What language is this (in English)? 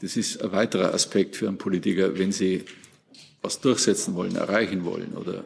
German